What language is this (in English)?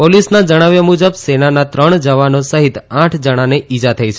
Gujarati